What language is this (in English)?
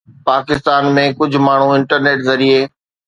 Sindhi